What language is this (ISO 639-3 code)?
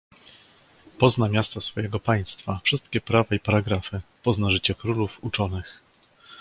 pol